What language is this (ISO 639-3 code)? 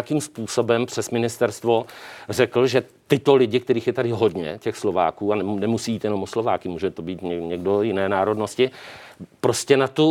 ces